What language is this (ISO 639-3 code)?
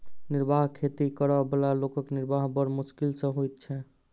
mai